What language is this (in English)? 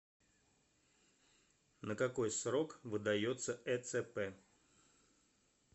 Russian